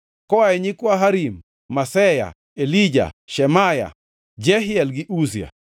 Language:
Luo (Kenya and Tanzania)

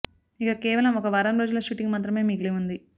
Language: Telugu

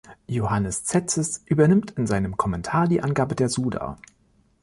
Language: German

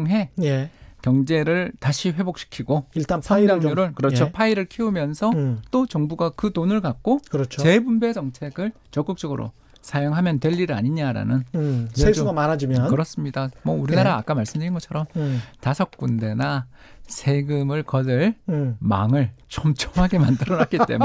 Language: Korean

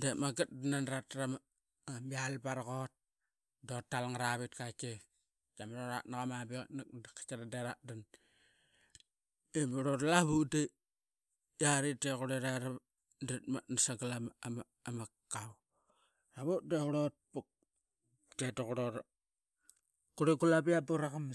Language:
Qaqet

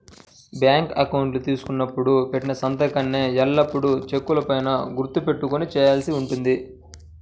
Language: Telugu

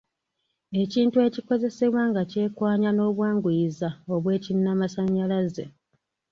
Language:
Ganda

